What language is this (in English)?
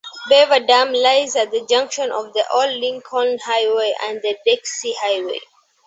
English